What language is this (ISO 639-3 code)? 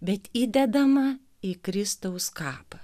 lit